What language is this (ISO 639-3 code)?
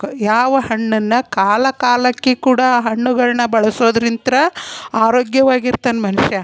kan